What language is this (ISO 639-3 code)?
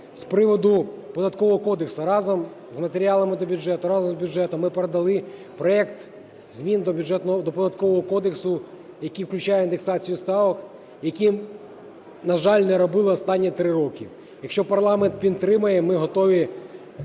ukr